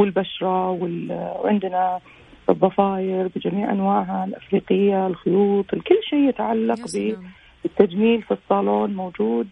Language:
Arabic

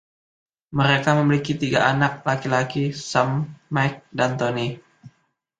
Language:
Indonesian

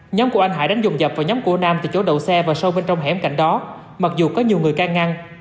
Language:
Vietnamese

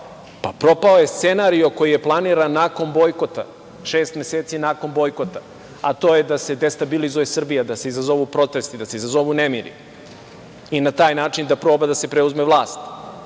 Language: Serbian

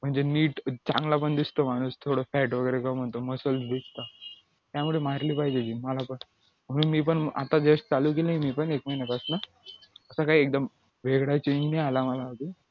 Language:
Marathi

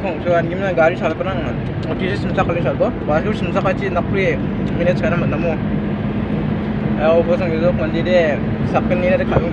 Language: Indonesian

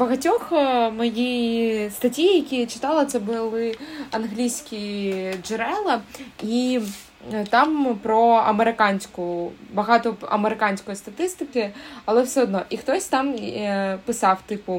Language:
Ukrainian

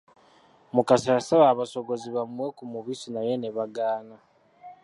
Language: Ganda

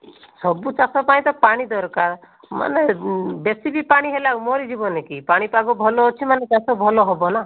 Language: Odia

